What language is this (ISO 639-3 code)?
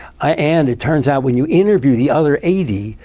eng